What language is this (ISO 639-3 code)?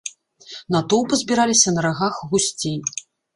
bel